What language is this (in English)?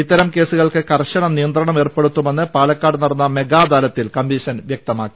Malayalam